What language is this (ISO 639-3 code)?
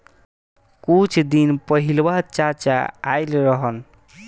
bho